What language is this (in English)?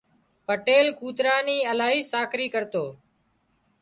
Wadiyara Koli